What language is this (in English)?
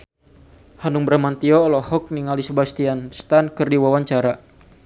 Sundanese